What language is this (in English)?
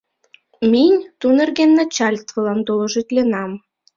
Mari